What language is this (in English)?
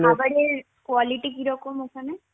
Bangla